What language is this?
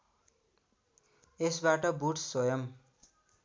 Nepali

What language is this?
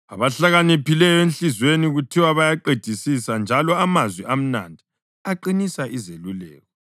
North Ndebele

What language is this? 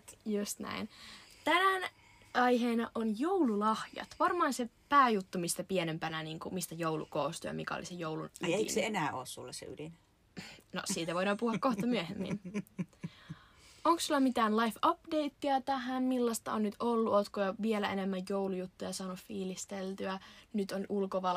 Finnish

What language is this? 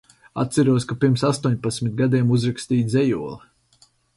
Latvian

